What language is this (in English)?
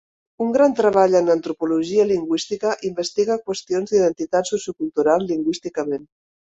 Catalan